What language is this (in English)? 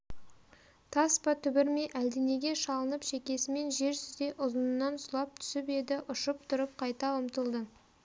Kazakh